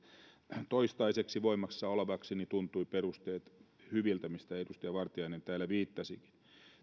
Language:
Finnish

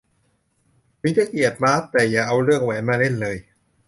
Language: Thai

